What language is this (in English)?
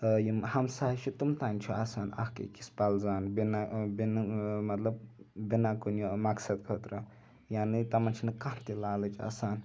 Kashmiri